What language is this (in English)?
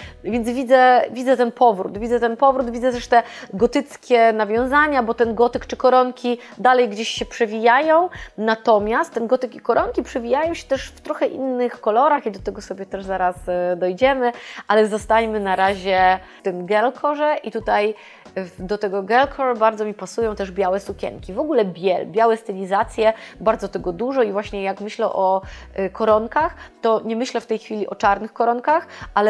Polish